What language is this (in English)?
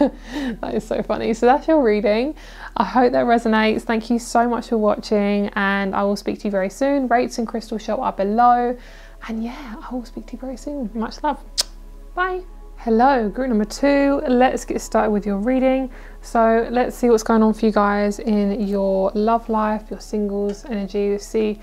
English